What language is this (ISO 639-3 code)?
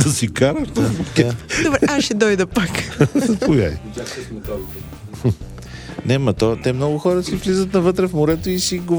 bul